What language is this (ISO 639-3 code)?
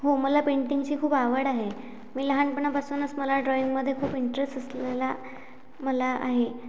mar